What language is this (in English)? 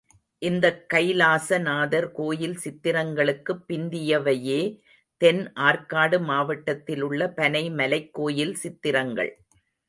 Tamil